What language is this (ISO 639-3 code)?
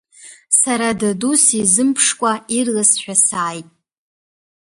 abk